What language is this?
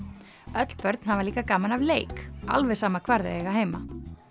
Icelandic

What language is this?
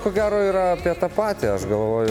Lithuanian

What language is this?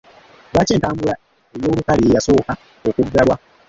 Ganda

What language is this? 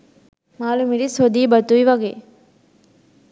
Sinhala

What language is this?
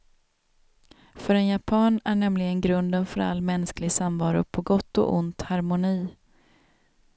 Swedish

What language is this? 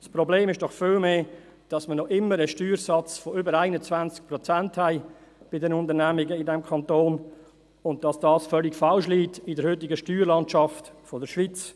Swiss German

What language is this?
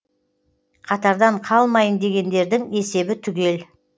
Kazakh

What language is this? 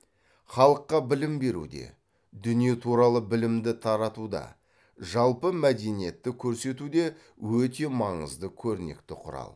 Kazakh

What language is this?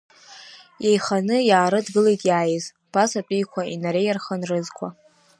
Abkhazian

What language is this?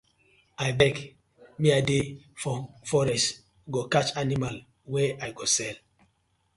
Nigerian Pidgin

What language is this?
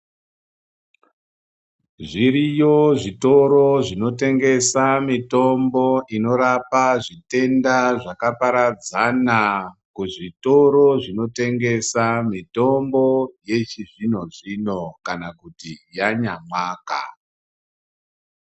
Ndau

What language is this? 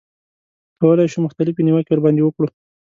Pashto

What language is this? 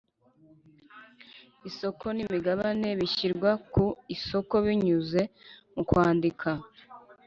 Kinyarwanda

